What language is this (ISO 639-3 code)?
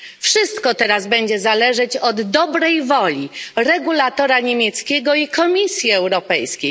pol